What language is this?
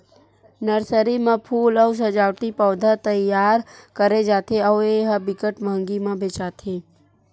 Chhattisgarhi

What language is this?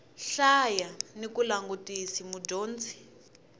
Tsonga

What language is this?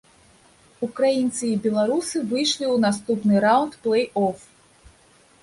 Belarusian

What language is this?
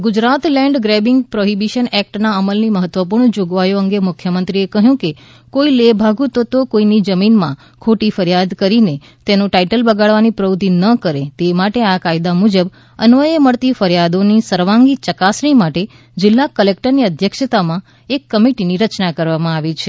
Gujarati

